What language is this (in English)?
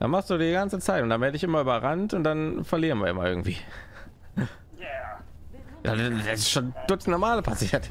German